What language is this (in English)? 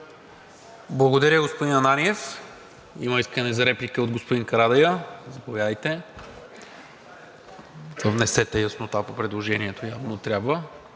Bulgarian